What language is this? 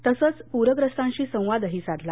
Marathi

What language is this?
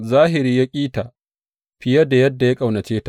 Hausa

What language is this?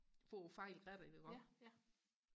Danish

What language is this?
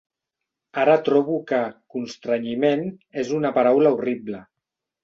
Catalan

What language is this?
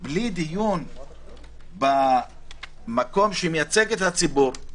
Hebrew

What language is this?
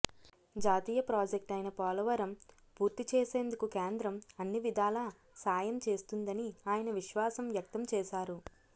Telugu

